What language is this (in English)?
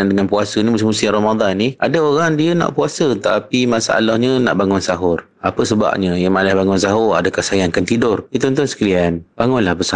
Malay